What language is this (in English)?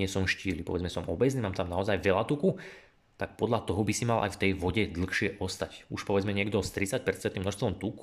Slovak